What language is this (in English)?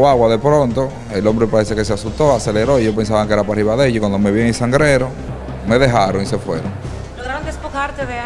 Spanish